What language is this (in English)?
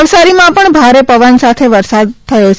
Gujarati